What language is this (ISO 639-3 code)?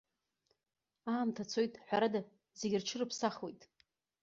abk